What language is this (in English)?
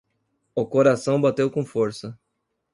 Portuguese